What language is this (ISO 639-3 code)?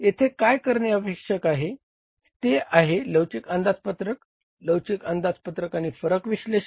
mar